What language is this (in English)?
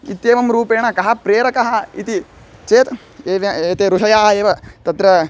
Sanskrit